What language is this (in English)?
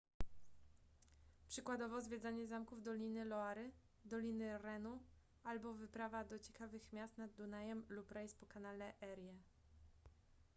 Polish